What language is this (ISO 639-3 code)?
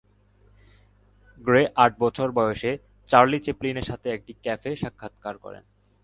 ben